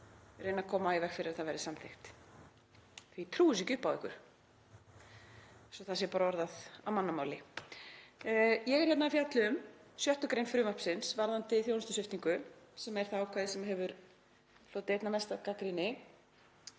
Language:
Icelandic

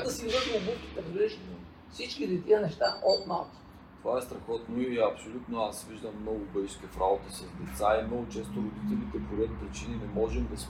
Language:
Bulgarian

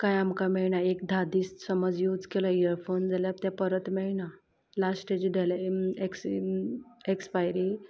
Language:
Konkani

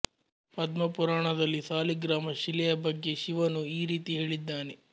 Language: Kannada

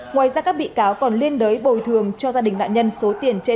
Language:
Vietnamese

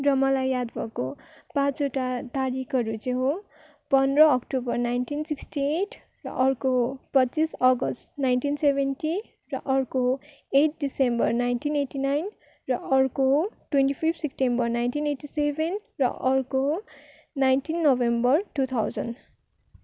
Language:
Nepali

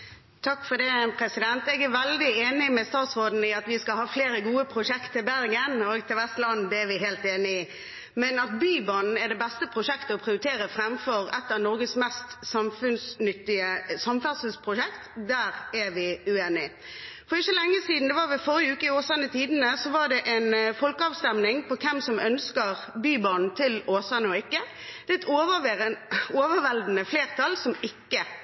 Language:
Norwegian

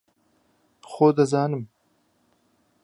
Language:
Central Kurdish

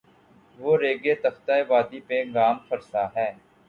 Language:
Urdu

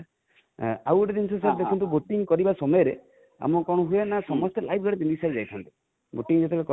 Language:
Odia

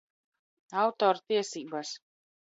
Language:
Latvian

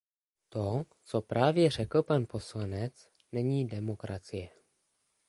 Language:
Czech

